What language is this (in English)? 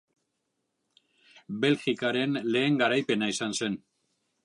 Basque